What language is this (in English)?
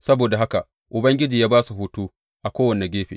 Hausa